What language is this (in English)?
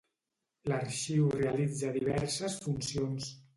Catalan